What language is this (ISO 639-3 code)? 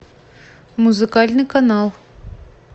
rus